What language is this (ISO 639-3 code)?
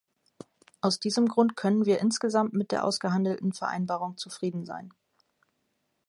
deu